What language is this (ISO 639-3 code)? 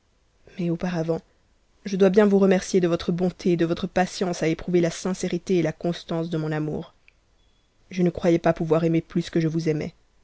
fra